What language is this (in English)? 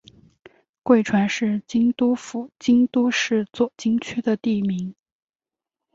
Chinese